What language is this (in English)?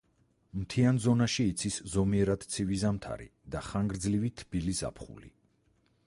Georgian